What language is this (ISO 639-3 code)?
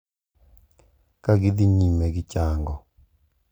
luo